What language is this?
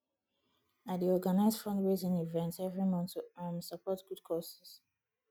Nigerian Pidgin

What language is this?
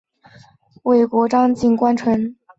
Chinese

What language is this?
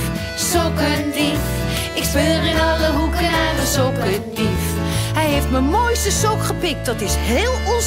Dutch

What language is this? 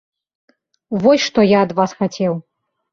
Belarusian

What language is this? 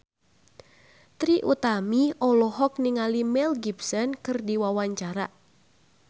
Sundanese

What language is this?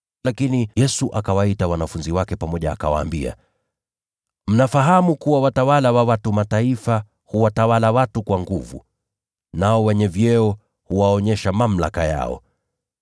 Swahili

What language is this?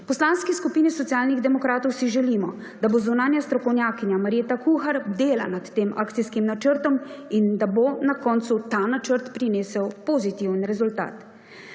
Slovenian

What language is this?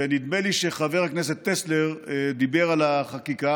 Hebrew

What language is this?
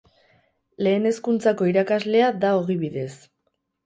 Basque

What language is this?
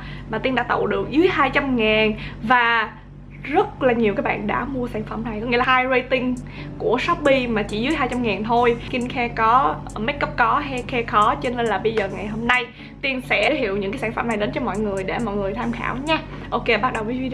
Vietnamese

